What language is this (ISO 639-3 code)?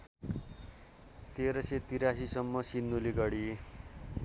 nep